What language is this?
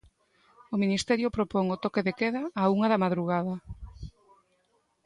Galician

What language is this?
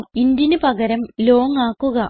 Malayalam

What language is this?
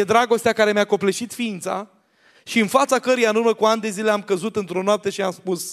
Romanian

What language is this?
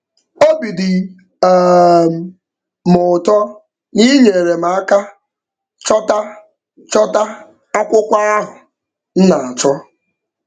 Igbo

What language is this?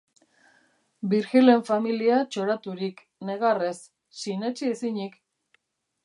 Basque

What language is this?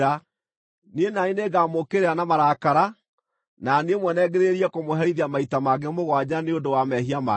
Kikuyu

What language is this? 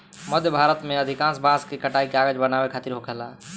Bhojpuri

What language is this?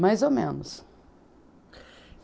Portuguese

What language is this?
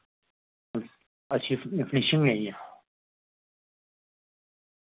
Dogri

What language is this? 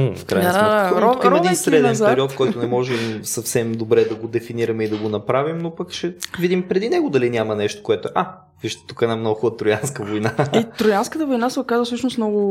Bulgarian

